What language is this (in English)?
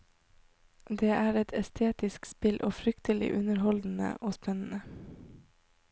Norwegian